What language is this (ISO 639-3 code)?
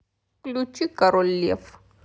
rus